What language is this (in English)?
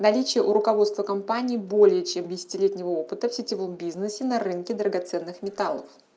Russian